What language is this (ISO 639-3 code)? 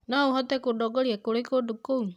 kik